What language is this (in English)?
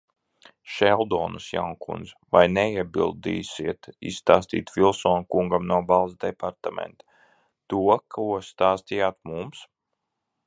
Latvian